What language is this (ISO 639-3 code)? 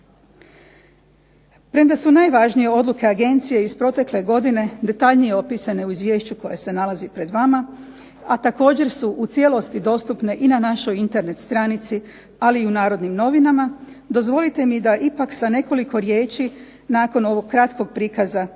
hrv